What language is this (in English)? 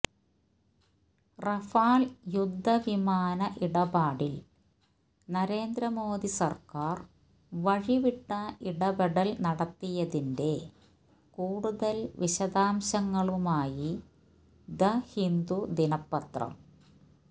Malayalam